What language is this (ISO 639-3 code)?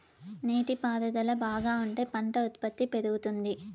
tel